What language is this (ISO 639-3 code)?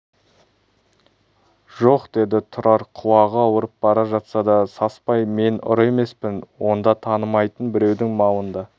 kaz